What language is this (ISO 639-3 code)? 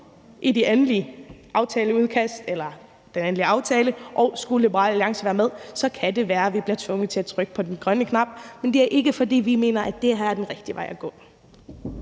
dan